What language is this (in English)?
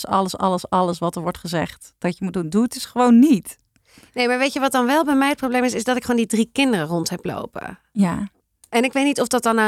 Dutch